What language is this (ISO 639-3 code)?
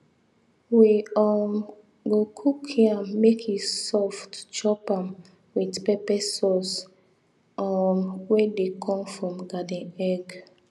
pcm